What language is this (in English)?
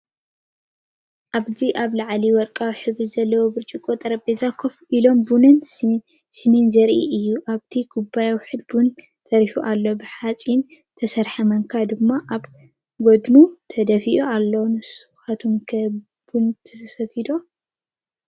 Tigrinya